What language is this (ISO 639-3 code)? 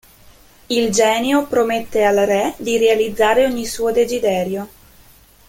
ita